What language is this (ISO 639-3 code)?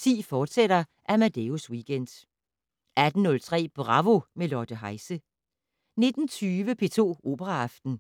dan